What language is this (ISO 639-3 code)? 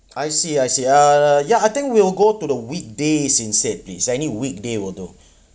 eng